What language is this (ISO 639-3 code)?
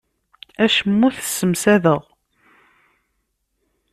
kab